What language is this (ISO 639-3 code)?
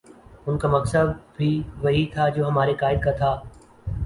urd